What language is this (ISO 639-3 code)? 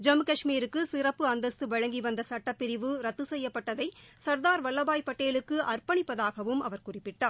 tam